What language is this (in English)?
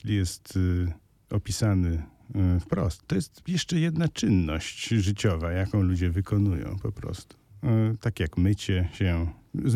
Polish